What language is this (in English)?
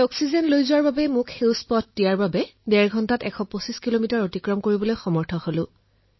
Assamese